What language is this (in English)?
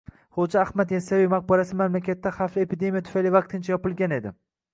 Uzbek